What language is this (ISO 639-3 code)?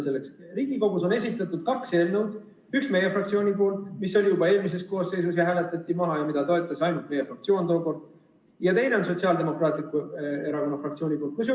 est